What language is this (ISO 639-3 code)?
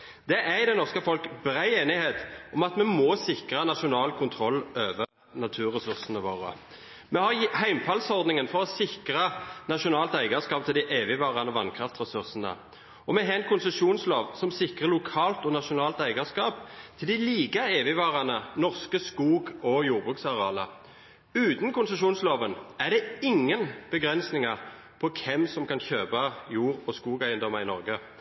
nob